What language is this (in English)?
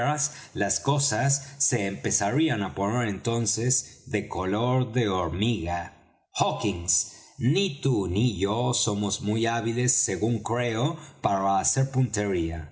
Spanish